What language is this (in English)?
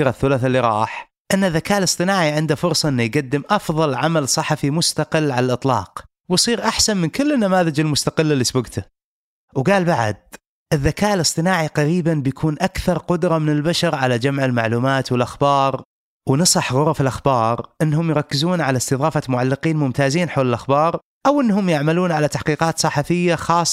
Arabic